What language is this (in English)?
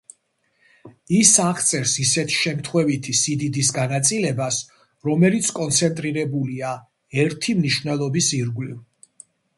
Georgian